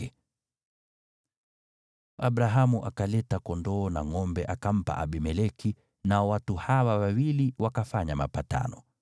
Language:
Swahili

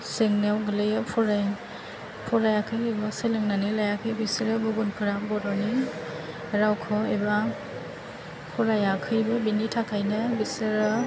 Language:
Bodo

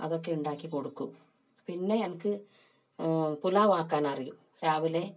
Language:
Malayalam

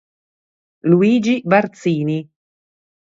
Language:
Italian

